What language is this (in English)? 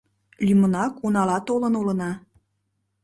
Mari